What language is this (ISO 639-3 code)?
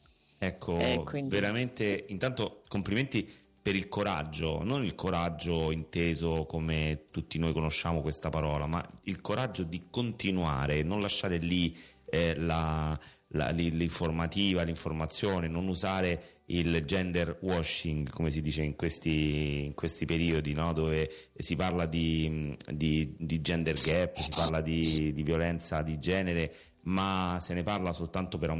ita